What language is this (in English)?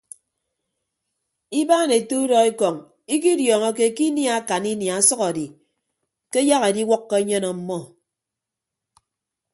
Ibibio